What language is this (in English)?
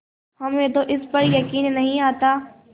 Hindi